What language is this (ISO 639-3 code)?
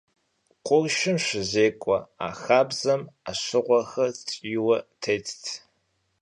kbd